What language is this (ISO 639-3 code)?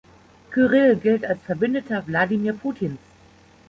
deu